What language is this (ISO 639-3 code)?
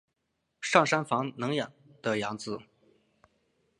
zho